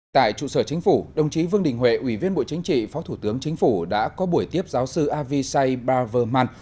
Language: Vietnamese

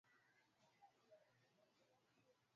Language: Swahili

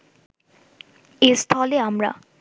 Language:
Bangla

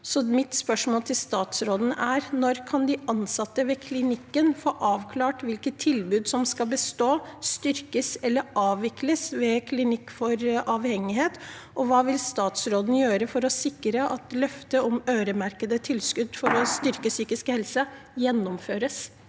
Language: Norwegian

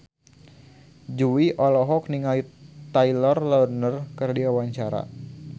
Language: Sundanese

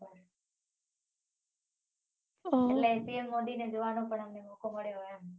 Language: Gujarati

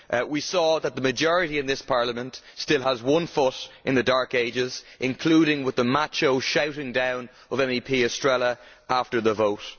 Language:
English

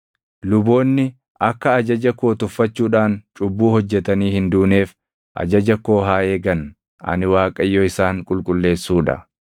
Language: Oromo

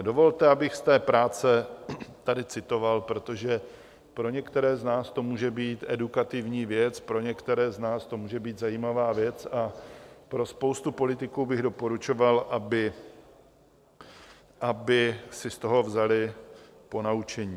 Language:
Czech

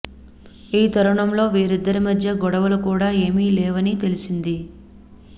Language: Telugu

